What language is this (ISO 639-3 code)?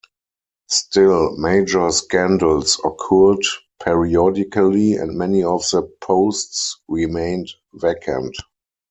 eng